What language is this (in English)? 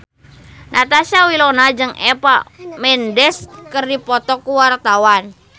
Sundanese